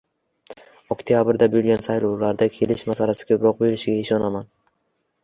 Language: Uzbek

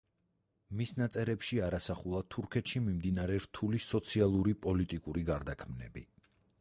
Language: Georgian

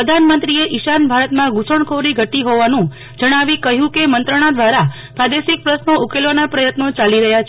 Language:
Gujarati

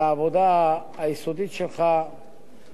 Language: Hebrew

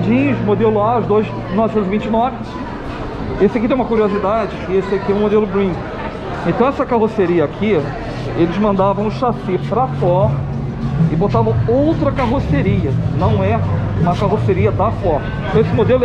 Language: Portuguese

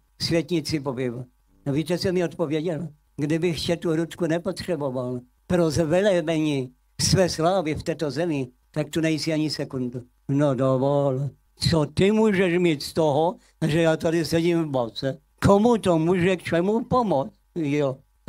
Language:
Czech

